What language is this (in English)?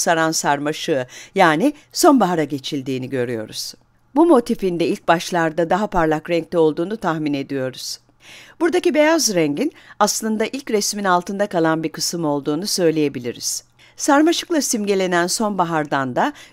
Turkish